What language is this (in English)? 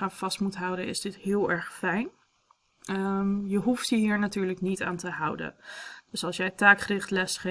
Dutch